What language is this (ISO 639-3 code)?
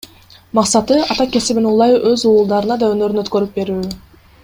kir